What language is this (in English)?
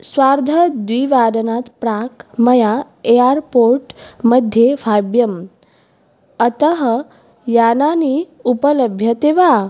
Sanskrit